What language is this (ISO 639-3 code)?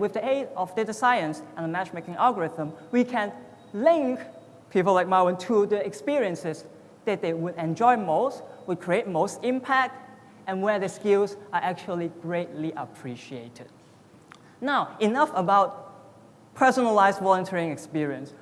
eng